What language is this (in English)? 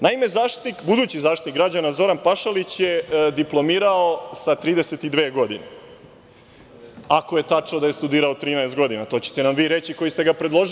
Serbian